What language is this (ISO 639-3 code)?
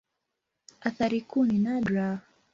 swa